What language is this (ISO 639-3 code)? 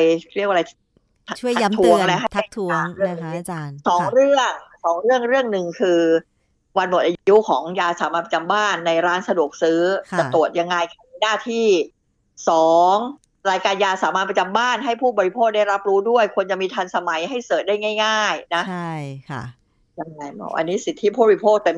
tha